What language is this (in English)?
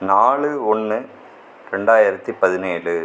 Tamil